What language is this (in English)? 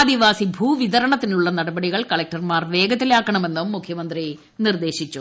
Malayalam